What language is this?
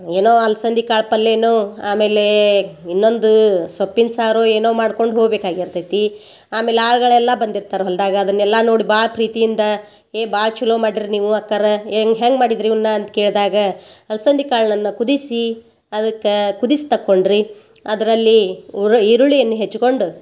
Kannada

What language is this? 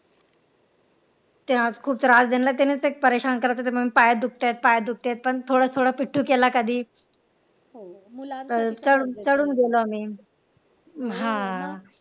Marathi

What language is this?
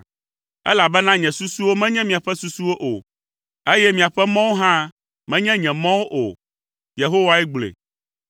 Ewe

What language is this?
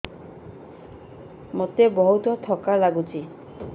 Odia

